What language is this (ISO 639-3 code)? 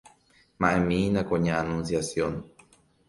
grn